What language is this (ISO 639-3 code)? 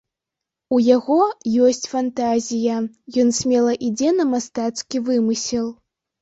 bel